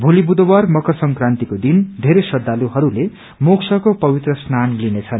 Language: Nepali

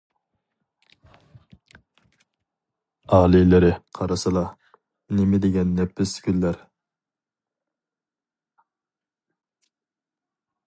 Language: Uyghur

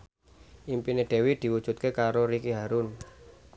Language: Javanese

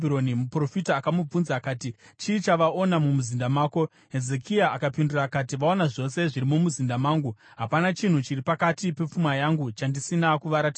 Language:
Shona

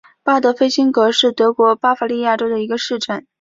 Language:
Chinese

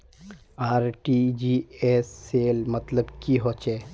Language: Magahi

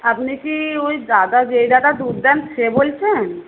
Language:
Bangla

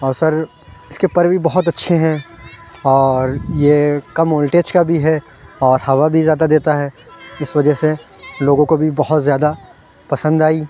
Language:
Urdu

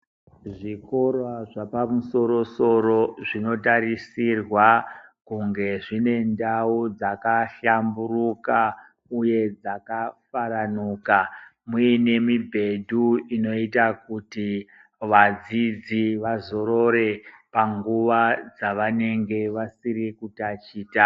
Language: Ndau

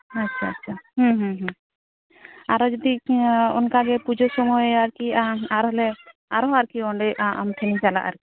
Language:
Santali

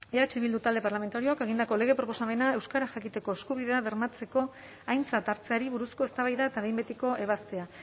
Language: Basque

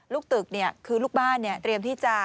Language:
Thai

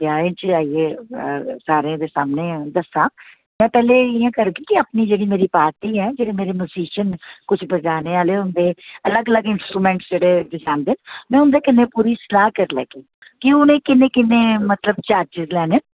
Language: Dogri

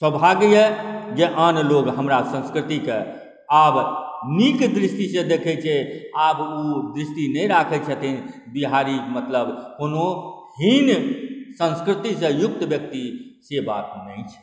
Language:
Maithili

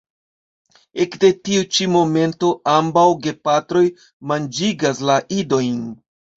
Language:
Esperanto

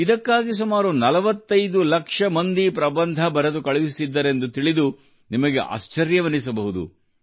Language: Kannada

